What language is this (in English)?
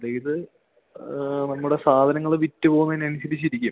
Malayalam